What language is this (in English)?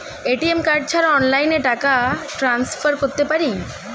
Bangla